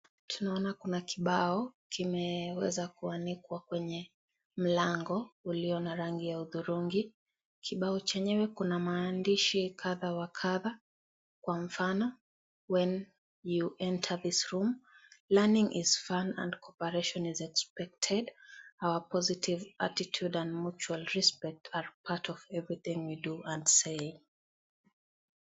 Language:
Swahili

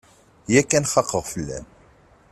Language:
Kabyle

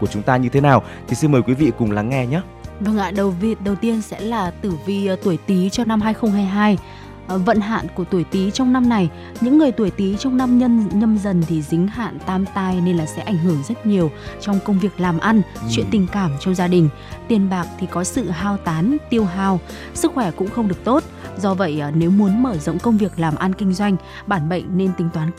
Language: Vietnamese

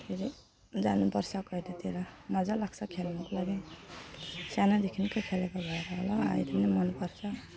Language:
Nepali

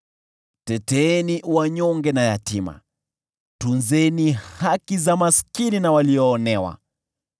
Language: Swahili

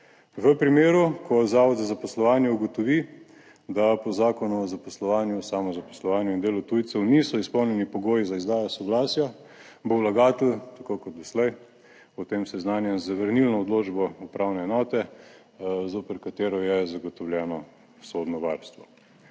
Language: Slovenian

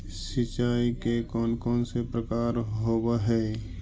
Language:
Magahi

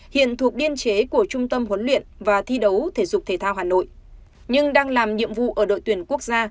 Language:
Vietnamese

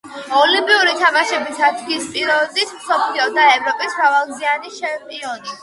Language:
Georgian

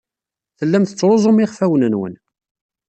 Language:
Kabyle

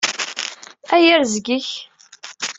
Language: Kabyle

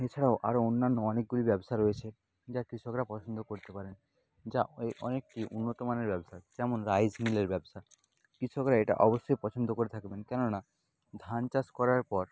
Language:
Bangla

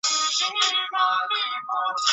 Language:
Chinese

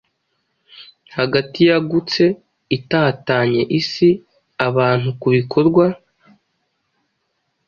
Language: Kinyarwanda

